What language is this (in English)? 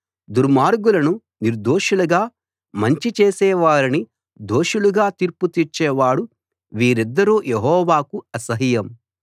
Telugu